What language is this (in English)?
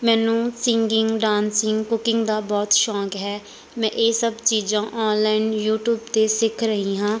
Punjabi